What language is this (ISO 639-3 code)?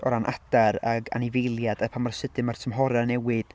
cym